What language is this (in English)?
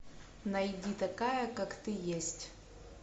Russian